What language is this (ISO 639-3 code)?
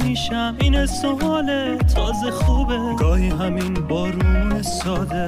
fas